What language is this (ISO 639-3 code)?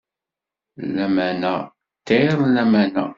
kab